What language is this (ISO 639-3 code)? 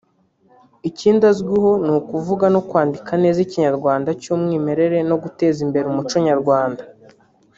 kin